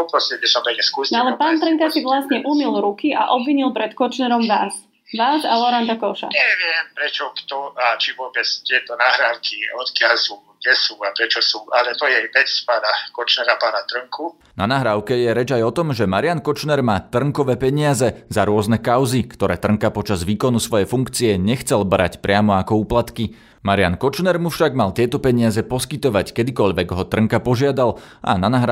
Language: Slovak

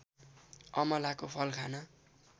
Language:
Nepali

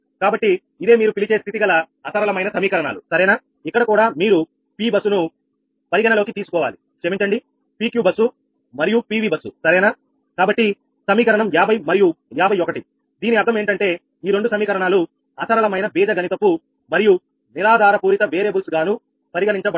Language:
Telugu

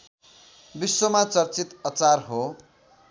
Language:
Nepali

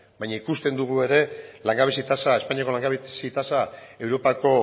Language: Basque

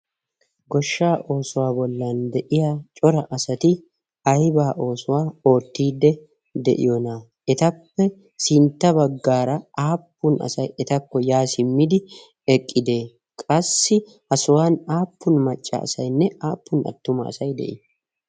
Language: Wolaytta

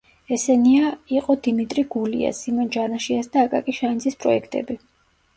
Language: Georgian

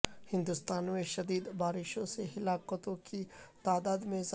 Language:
Urdu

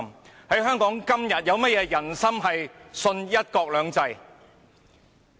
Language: Cantonese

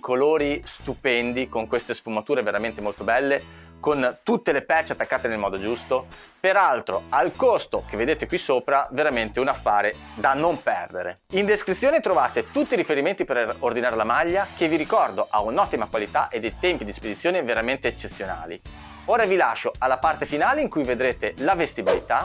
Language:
Italian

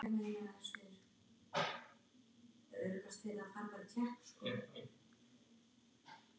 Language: Icelandic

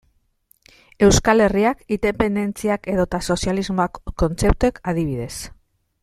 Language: Basque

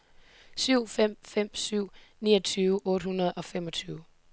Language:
Danish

